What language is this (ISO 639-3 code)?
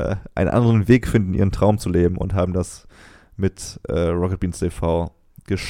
deu